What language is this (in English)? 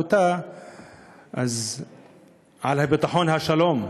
Hebrew